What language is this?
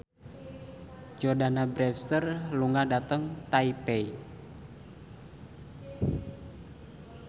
Javanese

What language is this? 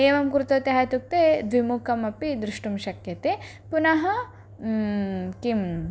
Sanskrit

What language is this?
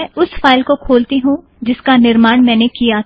Hindi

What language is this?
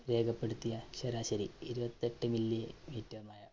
Malayalam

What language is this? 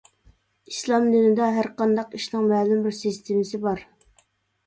Uyghur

